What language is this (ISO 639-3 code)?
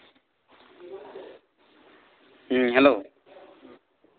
sat